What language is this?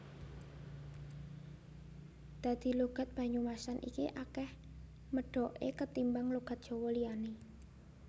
Javanese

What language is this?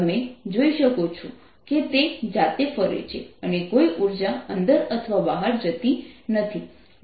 Gujarati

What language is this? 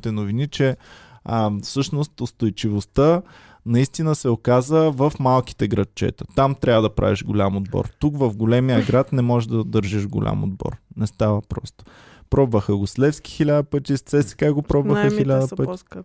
Bulgarian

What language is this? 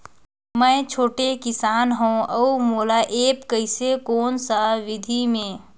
Chhattisgarhi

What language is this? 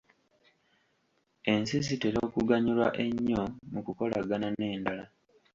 Ganda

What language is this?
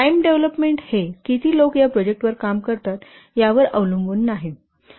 Marathi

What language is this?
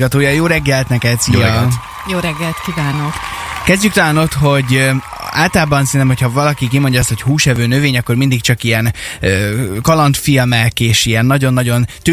Hungarian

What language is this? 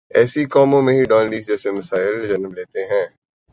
Urdu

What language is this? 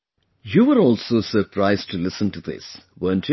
English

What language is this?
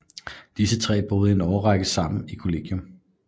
Danish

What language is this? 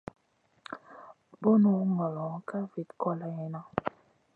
Masana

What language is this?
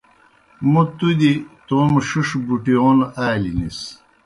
Kohistani Shina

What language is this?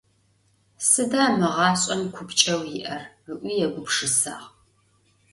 Adyghe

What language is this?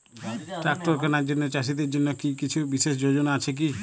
Bangla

